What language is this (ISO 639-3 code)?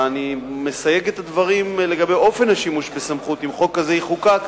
heb